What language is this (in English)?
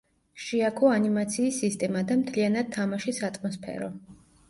Georgian